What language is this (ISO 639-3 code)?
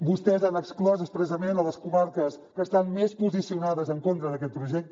cat